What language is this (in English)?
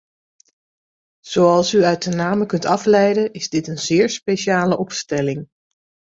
Dutch